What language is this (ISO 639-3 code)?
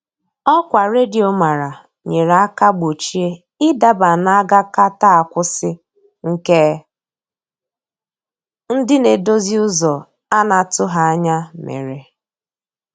ibo